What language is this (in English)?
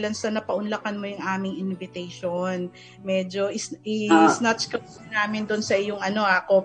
Filipino